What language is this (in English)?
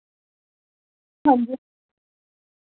Dogri